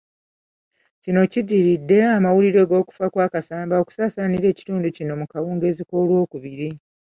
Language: Ganda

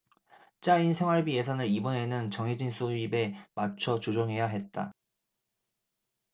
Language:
Korean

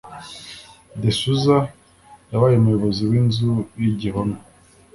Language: Kinyarwanda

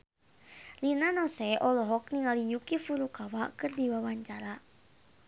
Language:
Sundanese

